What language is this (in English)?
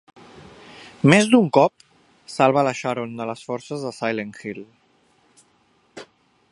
Catalan